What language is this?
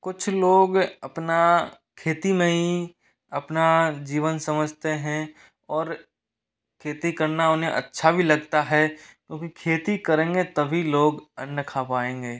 Hindi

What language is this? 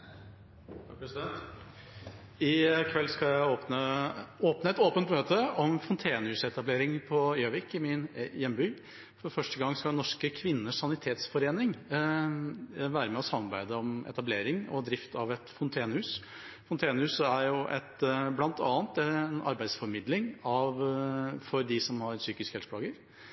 Norwegian Bokmål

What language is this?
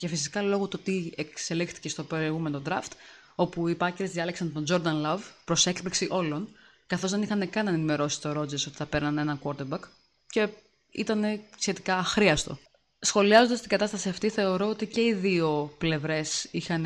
Greek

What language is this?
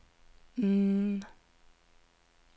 Norwegian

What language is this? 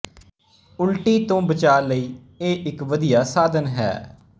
Punjabi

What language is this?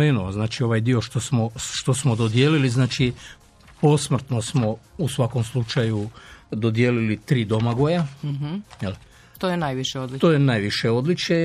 Croatian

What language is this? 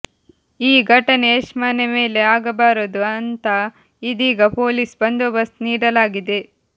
Kannada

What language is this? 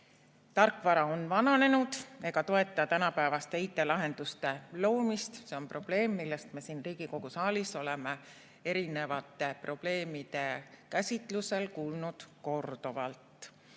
Estonian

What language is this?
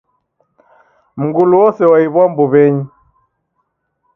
Taita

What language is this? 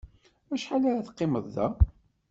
Kabyle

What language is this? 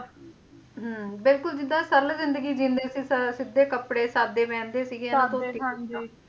Punjabi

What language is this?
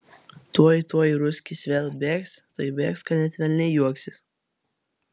Lithuanian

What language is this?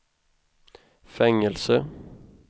Swedish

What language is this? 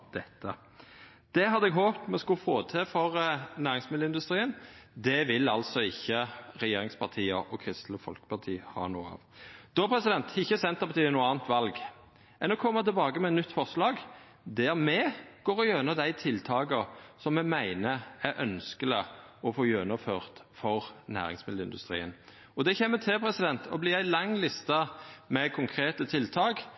Norwegian Nynorsk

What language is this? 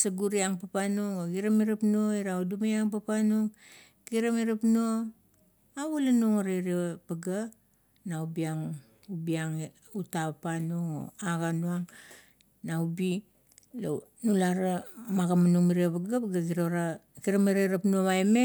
Kuot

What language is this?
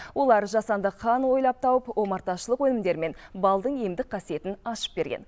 Kazakh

